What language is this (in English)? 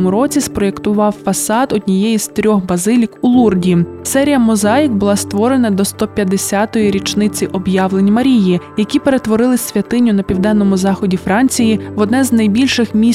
Ukrainian